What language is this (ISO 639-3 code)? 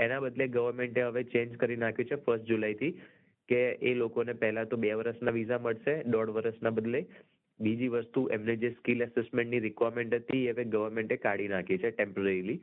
guj